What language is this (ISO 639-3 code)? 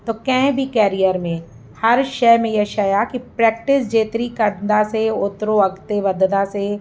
snd